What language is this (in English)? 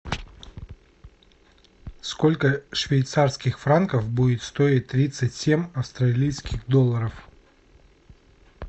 Russian